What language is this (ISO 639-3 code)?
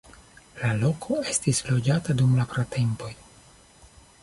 epo